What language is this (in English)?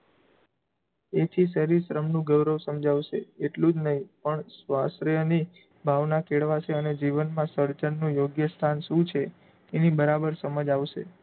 Gujarati